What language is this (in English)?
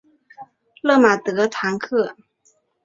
Chinese